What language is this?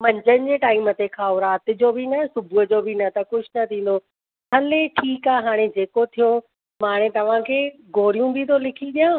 Sindhi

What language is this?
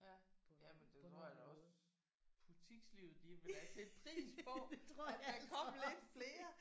Danish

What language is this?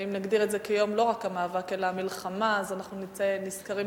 Hebrew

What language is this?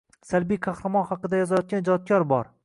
Uzbek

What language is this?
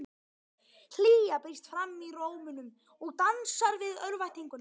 Icelandic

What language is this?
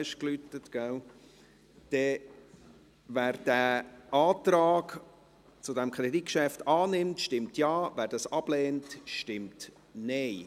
Swiss German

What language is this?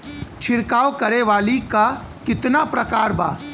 Bhojpuri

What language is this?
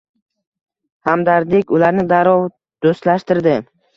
Uzbek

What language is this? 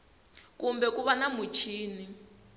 Tsonga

